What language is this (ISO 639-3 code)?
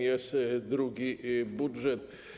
pol